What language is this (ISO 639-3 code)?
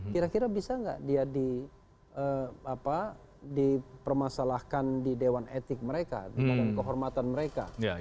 ind